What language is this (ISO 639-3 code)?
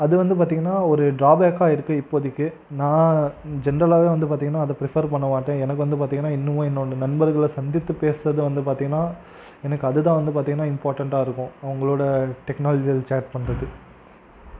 tam